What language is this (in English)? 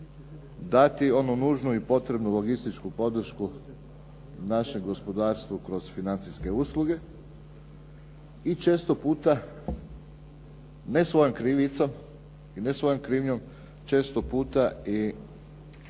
Croatian